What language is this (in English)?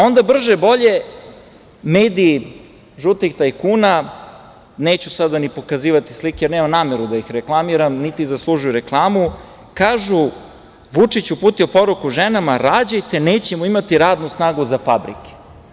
Serbian